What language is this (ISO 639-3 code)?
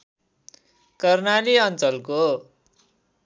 nep